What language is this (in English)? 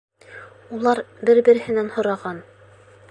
Bashkir